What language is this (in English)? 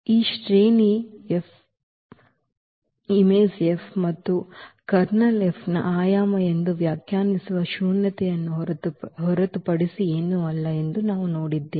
Kannada